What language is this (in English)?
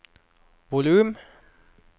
Norwegian